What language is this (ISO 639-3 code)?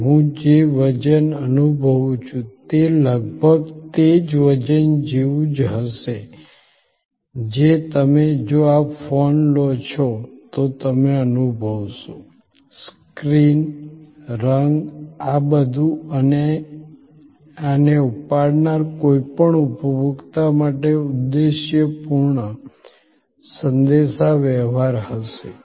guj